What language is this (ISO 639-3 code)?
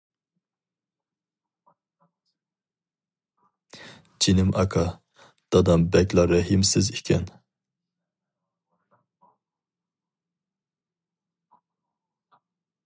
uig